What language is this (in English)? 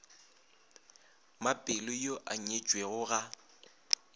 Northern Sotho